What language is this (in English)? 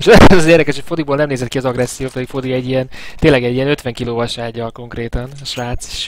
Hungarian